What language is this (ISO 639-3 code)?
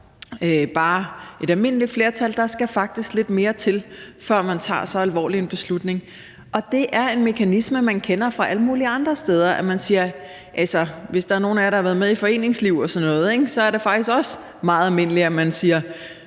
dan